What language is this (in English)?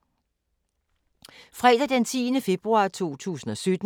Danish